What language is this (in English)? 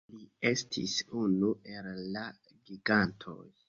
Esperanto